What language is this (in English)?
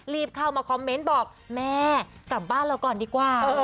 Thai